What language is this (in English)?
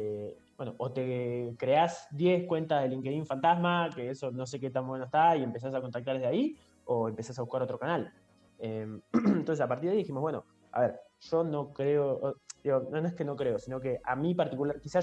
Spanish